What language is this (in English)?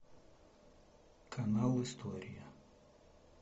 Russian